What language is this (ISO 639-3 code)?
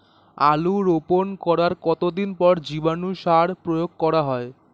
ben